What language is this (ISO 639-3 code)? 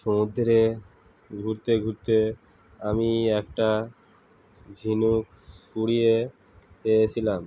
ben